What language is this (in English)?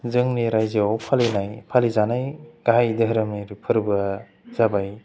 Bodo